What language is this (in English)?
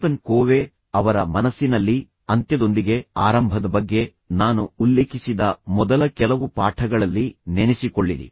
Kannada